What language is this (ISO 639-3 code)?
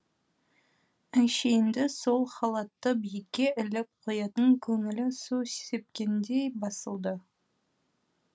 kaz